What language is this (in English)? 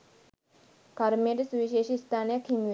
Sinhala